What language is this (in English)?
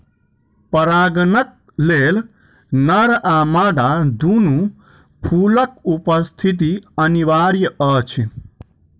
Maithili